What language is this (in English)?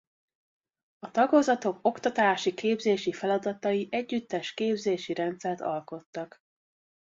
Hungarian